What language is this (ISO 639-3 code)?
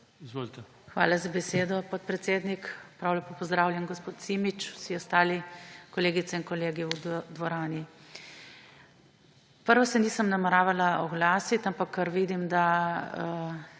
slv